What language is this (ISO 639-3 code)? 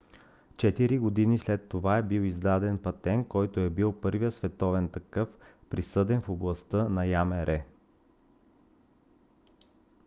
bul